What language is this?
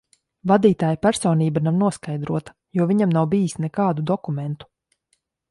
Latvian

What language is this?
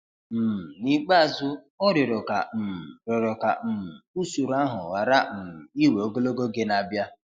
Igbo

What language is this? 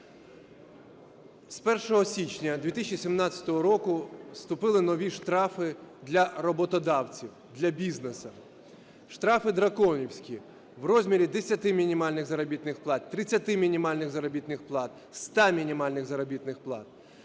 Ukrainian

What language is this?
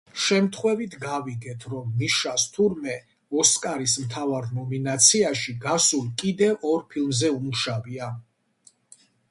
Georgian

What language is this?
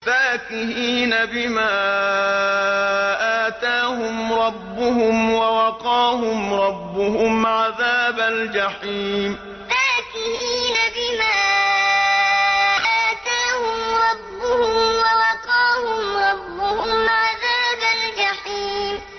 Arabic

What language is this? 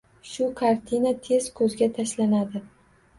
Uzbek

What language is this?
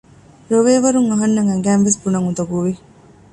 Divehi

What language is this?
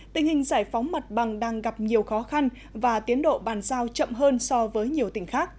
Vietnamese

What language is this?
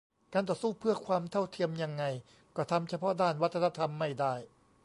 Thai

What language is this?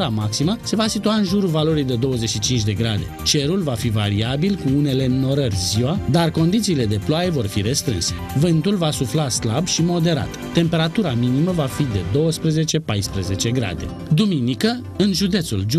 Romanian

